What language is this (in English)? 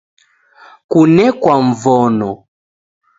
Taita